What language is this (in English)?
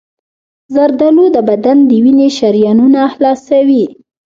Pashto